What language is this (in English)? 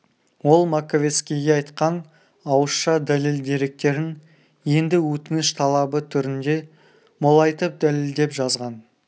Kazakh